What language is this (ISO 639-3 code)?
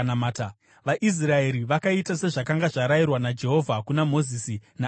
sna